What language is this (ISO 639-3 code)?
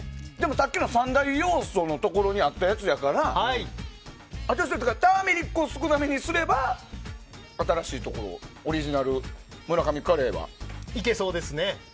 jpn